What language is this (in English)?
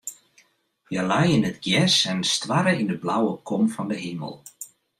Western Frisian